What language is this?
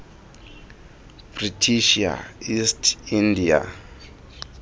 Xhosa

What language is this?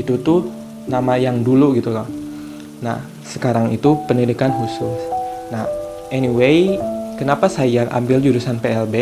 Indonesian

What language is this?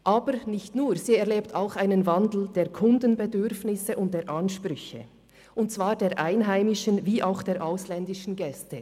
Swiss German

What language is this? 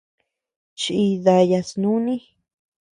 Tepeuxila Cuicatec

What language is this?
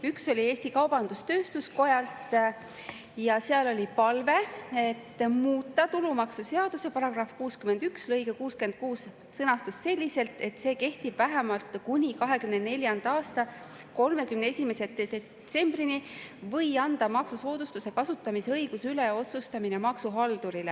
Estonian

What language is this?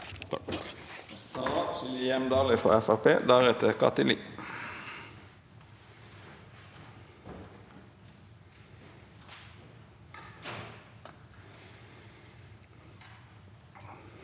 Norwegian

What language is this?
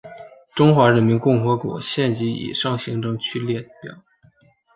Chinese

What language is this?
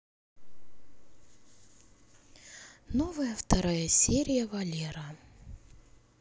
Russian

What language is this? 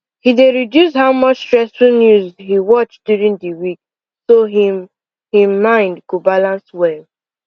Nigerian Pidgin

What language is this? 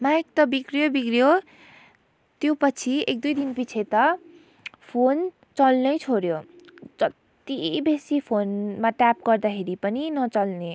Nepali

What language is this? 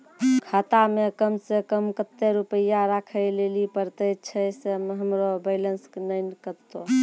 Maithili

